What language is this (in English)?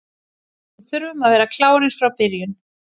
Icelandic